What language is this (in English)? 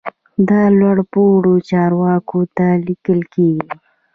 Pashto